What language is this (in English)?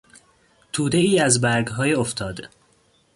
Persian